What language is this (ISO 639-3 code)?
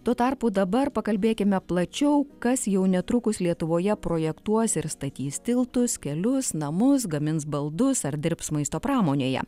lit